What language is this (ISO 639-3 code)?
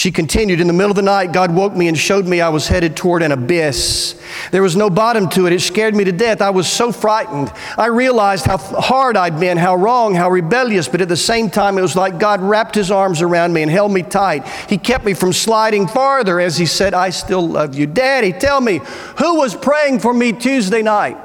eng